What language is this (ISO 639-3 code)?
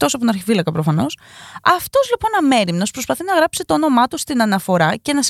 ell